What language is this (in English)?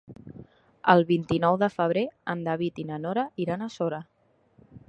Catalan